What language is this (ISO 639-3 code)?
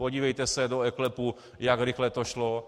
ces